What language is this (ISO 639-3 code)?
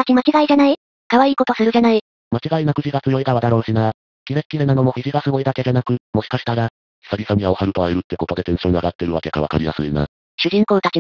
jpn